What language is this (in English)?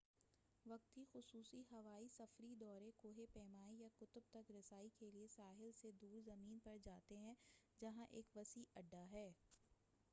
Urdu